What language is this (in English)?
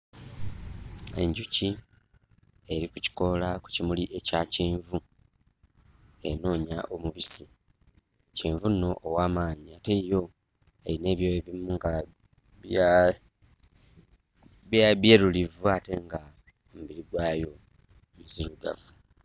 Ganda